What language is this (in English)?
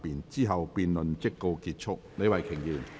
Cantonese